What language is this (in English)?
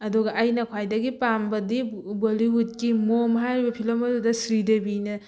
Manipuri